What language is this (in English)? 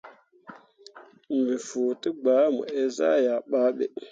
Mundang